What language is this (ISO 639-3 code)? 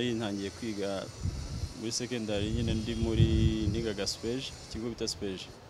fra